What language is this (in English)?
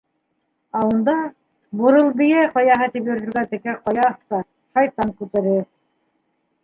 Bashkir